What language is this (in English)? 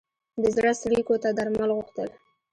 Pashto